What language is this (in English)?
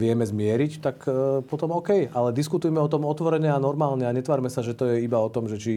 Slovak